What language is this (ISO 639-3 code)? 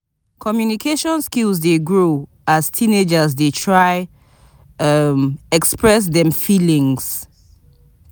pcm